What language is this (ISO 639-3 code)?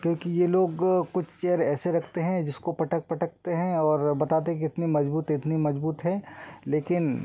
hin